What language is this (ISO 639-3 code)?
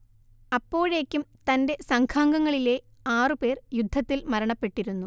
mal